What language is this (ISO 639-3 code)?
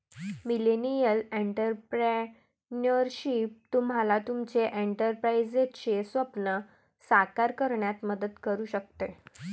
mar